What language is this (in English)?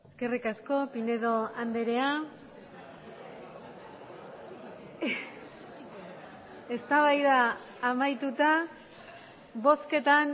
Basque